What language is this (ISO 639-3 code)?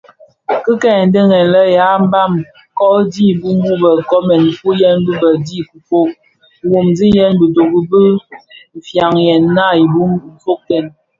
ksf